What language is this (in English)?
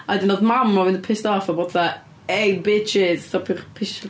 Welsh